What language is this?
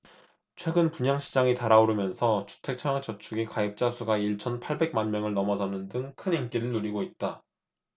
Korean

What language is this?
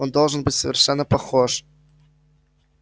Russian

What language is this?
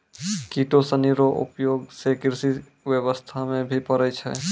Maithili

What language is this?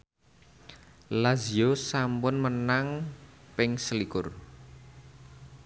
Javanese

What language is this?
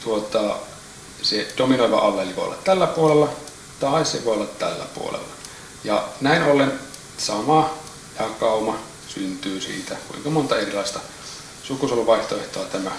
Finnish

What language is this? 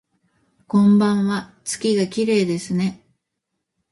Japanese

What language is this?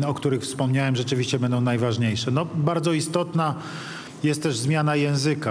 Polish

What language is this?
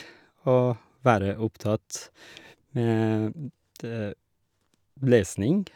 Norwegian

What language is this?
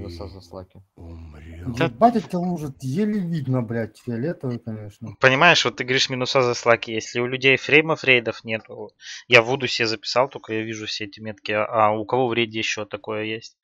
Russian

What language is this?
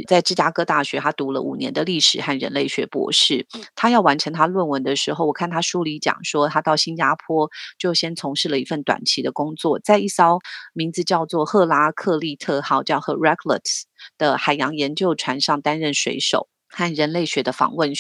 Chinese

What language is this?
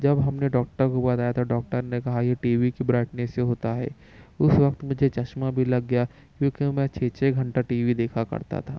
Urdu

